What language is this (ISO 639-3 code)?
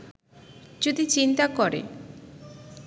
ben